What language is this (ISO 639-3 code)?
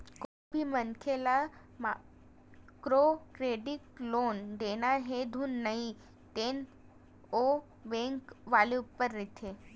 hne